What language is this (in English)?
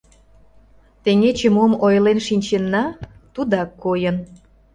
Mari